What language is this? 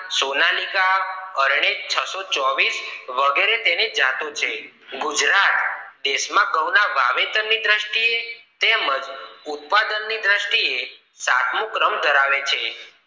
Gujarati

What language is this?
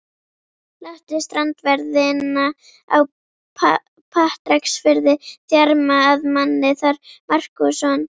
Icelandic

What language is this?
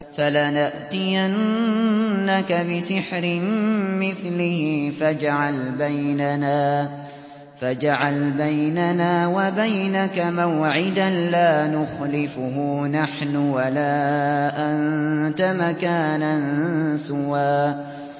Arabic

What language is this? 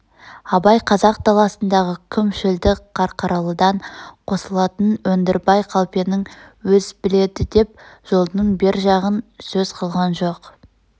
Kazakh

